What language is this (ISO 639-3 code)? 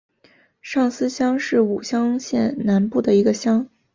zho